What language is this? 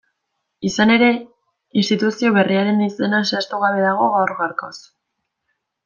Basque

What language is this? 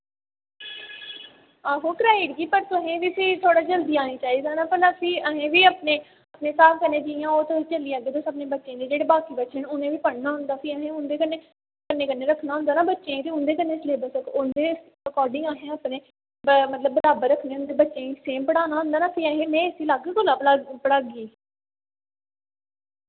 Dogri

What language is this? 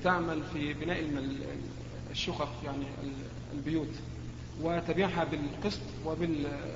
Arabic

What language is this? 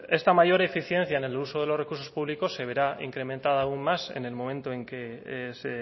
Spanish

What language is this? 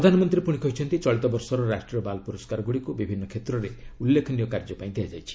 Odia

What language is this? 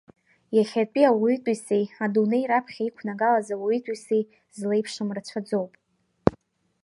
Abkhazian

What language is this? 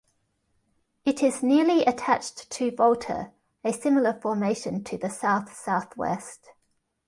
English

